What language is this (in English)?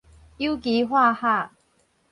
Min Nan Chinese